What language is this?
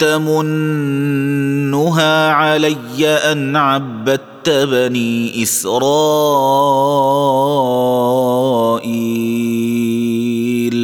Arabic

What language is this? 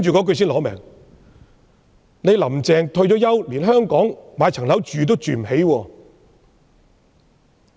Cantonese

